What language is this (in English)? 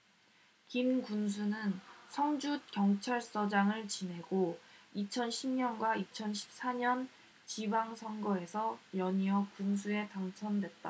Korean